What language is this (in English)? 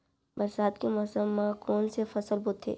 Chhattisgarhi